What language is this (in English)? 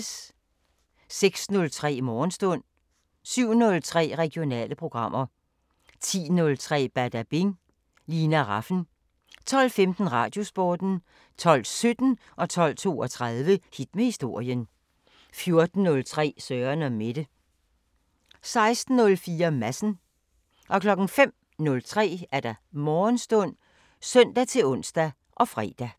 Danish